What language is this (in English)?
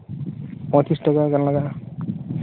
Santali